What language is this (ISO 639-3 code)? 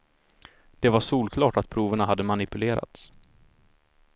swe